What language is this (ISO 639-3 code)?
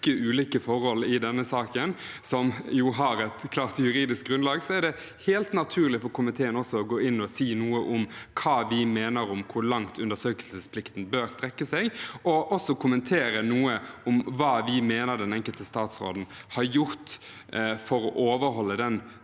nor